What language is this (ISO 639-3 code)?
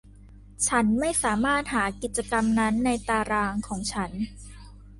tha